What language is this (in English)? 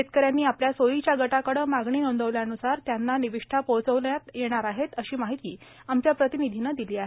Marathi